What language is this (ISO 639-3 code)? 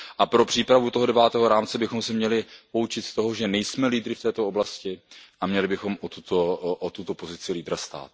ces